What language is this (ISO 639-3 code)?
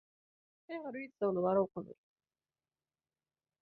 kab